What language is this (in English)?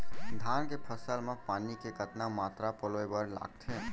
Chhattisgarhi